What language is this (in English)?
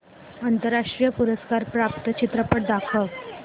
Marathi